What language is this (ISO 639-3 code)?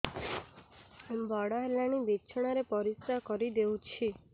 ori